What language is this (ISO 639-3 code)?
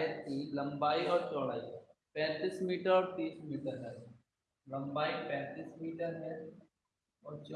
hin